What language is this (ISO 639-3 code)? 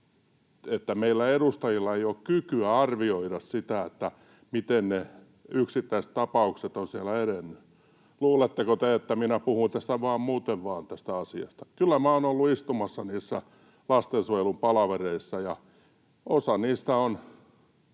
fin